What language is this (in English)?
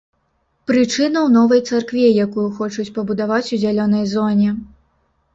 Belarusian